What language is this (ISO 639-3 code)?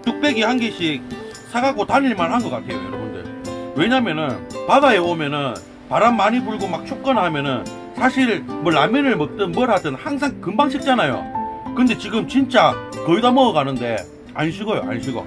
kor